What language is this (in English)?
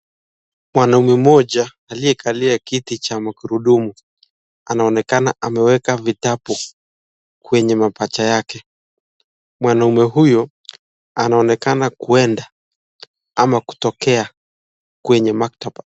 Swahili